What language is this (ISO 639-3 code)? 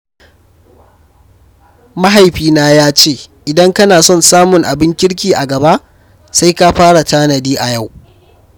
hau